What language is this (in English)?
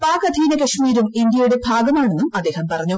Malayalam